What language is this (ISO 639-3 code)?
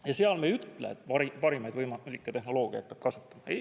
est